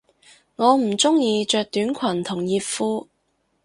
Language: Cantonese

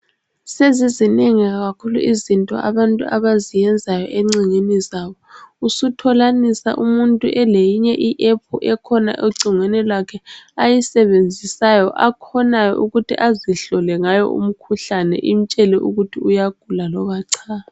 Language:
North Ndebele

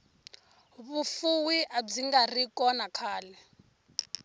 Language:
Tsonga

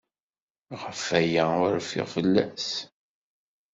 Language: Kabyle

